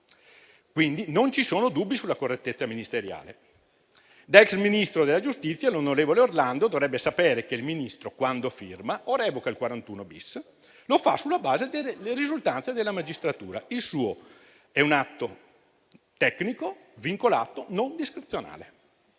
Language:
Italian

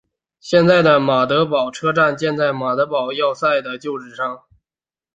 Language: Chinese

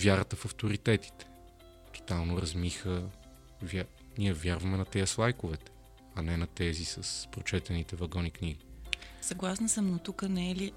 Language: Bulgarian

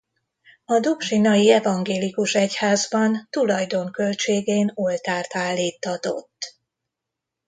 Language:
Hungarian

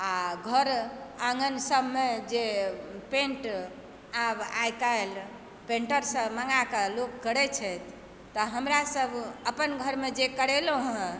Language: Maithili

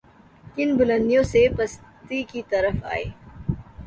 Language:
Urdu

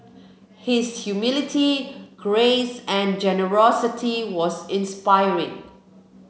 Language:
English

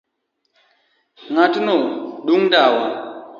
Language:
Luo (Kenya and Tanzania)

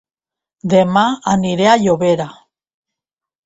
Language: Catalan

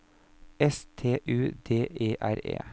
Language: Norwegian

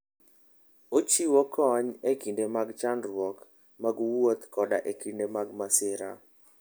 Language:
Luo (Kenya and Tanzania)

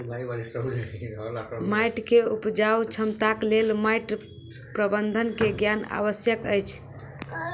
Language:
Maithili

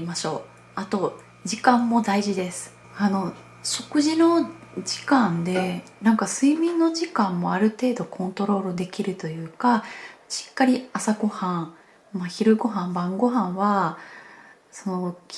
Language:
Japanese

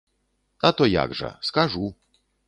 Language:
Belarusian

